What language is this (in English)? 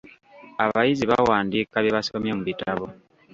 Ganda